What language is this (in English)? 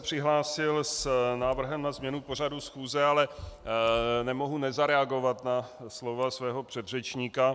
Czech